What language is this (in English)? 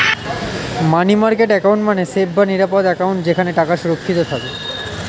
Bangla